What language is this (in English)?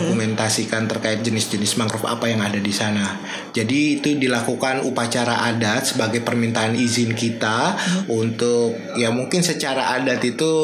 Indonesian